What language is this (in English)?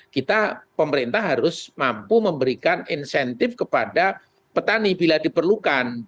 Indonesian